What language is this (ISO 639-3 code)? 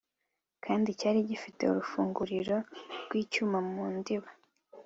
kin